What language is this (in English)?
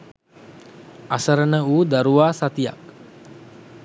Sinhala